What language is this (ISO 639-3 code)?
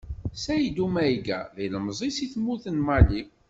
kab